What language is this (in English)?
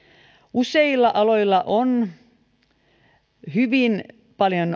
Finnish